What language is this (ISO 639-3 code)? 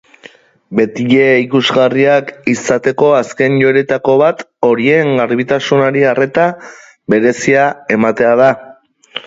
eus